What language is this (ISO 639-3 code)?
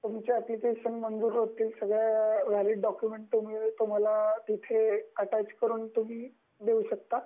mar